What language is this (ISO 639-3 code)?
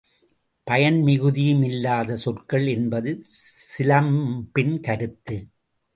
tam